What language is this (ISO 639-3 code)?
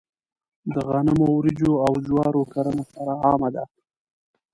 pus